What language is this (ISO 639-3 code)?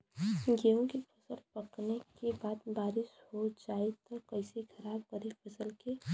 bho